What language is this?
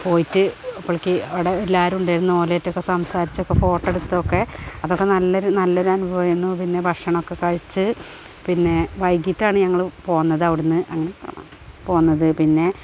Malayalam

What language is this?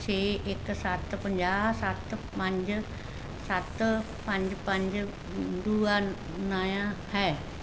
Punjabi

